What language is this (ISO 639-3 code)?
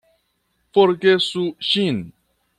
epo